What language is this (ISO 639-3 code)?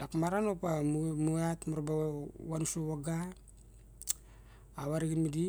bjk